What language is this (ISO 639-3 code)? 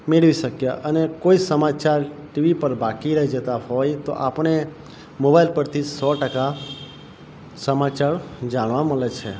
guj